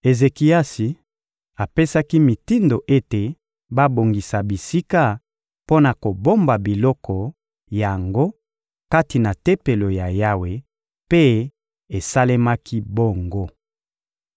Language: Lingala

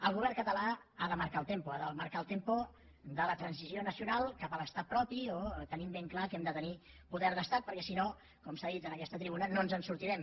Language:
Catalan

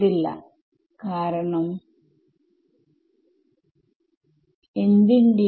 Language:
Malayalam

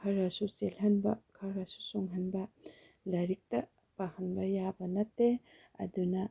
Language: Manipuri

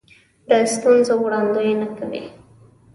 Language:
Pashto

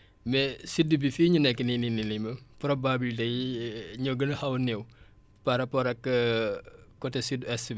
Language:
Wolof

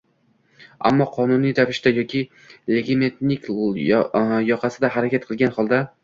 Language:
Uzbek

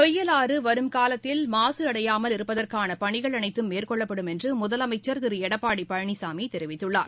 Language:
Tamil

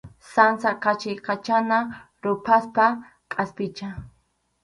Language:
Arequipa-La Unión Quechua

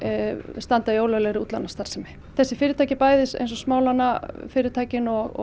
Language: Icelandic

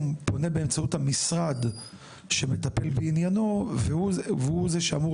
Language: Hebrew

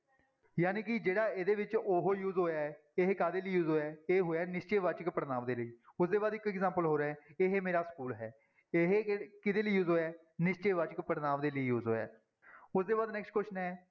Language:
Punjabi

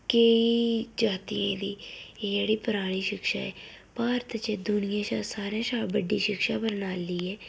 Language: Dogri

